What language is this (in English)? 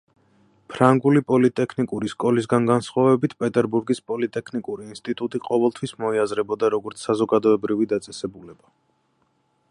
Georgian